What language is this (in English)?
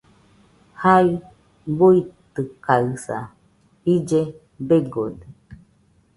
Nüpode Huitoto